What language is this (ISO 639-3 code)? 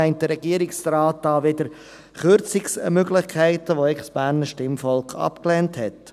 gsw